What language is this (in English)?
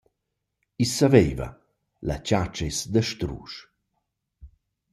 Romansh